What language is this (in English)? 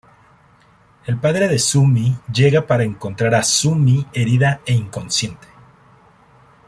Spanish